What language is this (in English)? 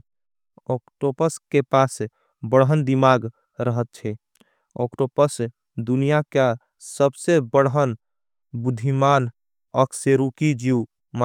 Angika